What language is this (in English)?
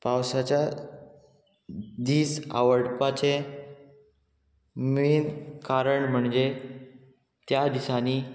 Konkani